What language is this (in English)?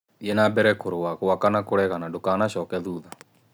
Kikuyu